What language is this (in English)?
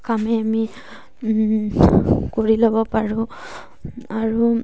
Assamese